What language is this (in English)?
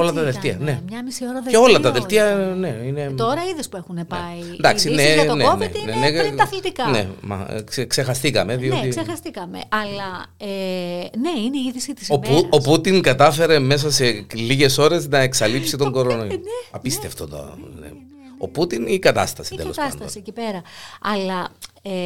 Greek